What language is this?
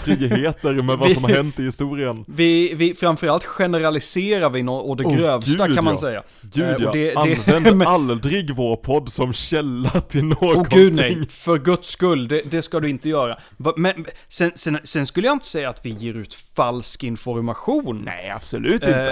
Swedish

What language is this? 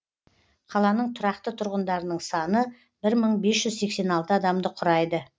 Kazakh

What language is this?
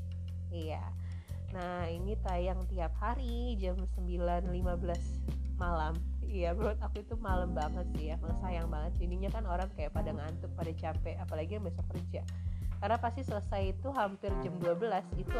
Indonesian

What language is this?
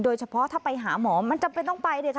Thai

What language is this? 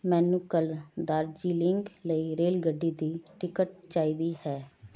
Punjabi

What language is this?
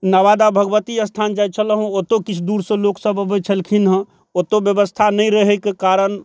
Maithili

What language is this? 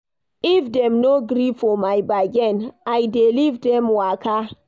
Nigerian Pidgin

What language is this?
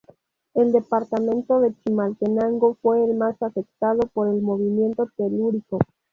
Spanish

